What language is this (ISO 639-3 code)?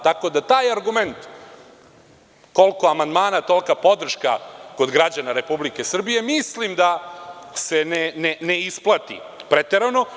srp